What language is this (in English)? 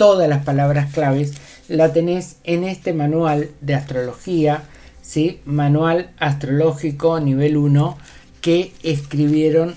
Spanish